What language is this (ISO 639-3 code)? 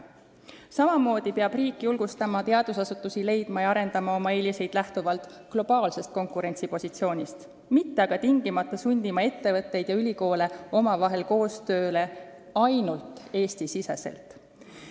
est